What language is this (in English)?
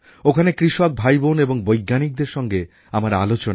Bangla